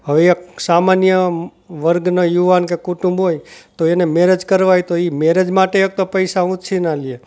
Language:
Gujarati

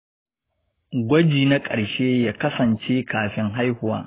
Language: Hausa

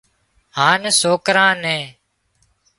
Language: Wadiyara Koli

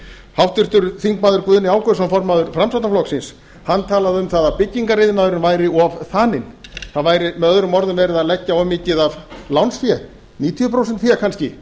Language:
Icelandic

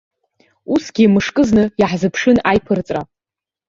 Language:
Abkhazian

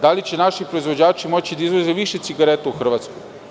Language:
Serbian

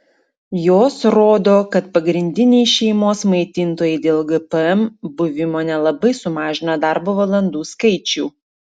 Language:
Lithuanian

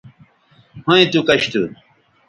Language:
Bateri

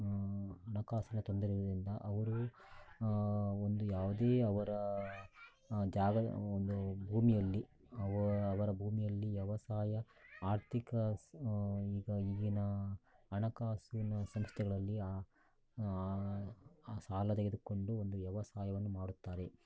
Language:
Kannada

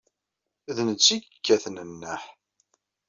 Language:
Kabyle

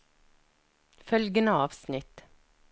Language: Norwegian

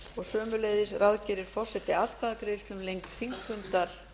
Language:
Icelandic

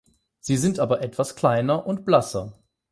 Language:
German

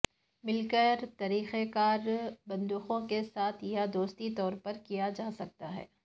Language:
Urdu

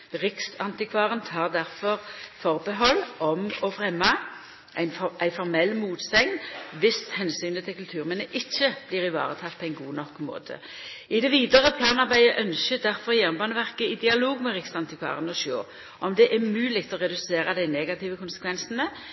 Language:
Norwegian Nynorsk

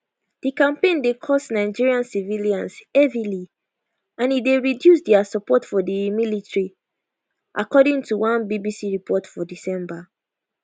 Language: Nigerian Pidgin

